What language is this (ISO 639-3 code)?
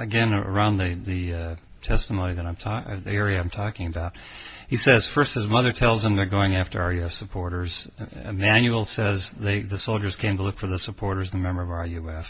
eng